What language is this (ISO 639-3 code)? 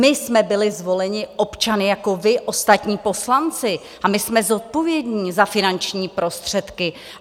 ces